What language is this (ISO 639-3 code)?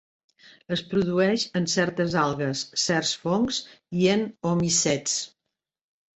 cat